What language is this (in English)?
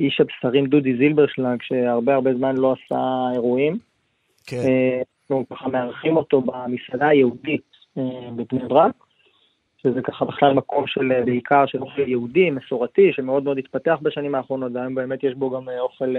Hebrew